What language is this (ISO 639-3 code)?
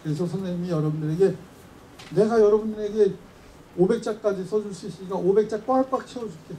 kor